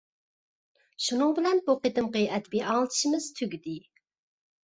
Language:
Uyghur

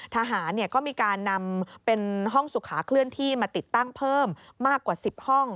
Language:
Thai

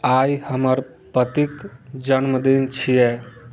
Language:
Maithili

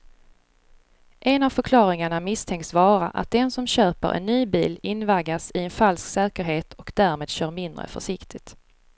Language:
Swedish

